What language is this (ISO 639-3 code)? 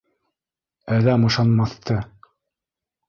bak